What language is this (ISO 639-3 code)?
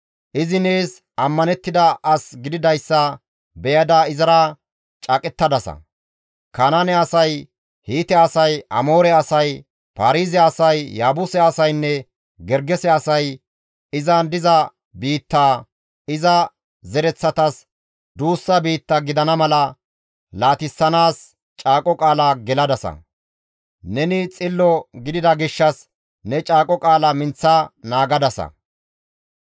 gmv